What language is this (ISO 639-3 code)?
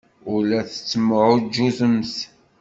kab